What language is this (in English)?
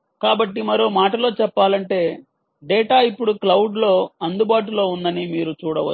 Telugu